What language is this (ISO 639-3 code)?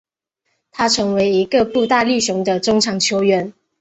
zho